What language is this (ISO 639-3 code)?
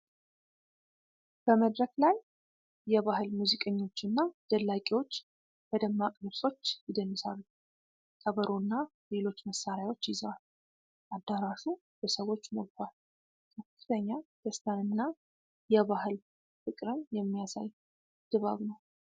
amh